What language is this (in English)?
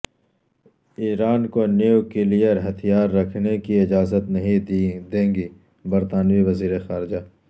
Urdu